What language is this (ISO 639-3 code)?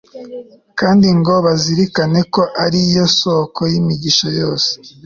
kin